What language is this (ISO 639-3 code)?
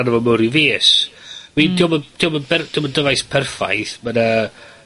cym